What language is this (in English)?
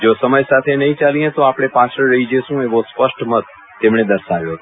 Gujarati